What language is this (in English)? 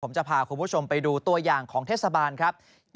Thai